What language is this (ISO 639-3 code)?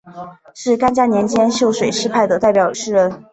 zho